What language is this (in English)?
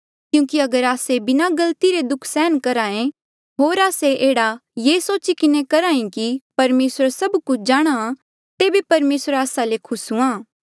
Mandeali